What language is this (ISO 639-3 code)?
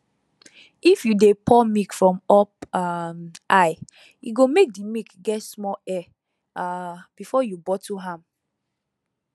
pcm